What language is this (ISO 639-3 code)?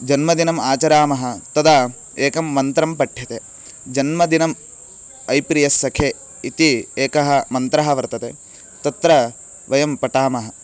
san